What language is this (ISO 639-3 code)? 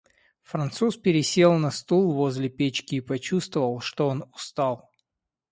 rus